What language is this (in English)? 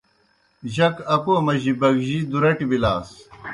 Kohistani Shina